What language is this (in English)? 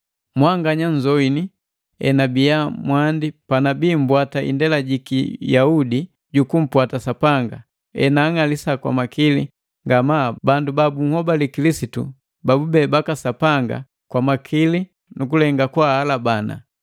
Matengo